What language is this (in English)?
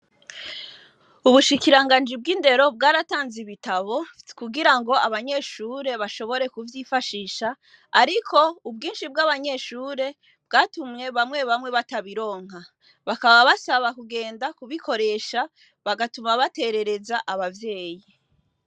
Rundi